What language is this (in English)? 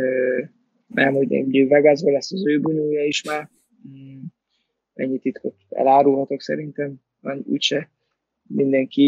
Hungarian